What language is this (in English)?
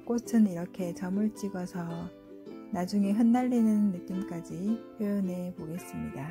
Korean